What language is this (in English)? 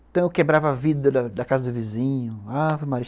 Portuguese